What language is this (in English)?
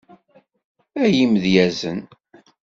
Kabyle